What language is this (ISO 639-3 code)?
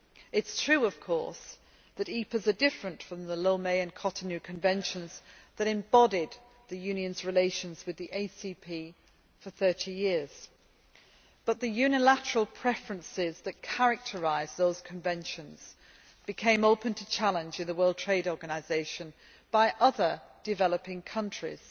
eng